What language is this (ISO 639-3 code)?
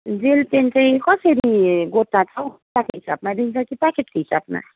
nep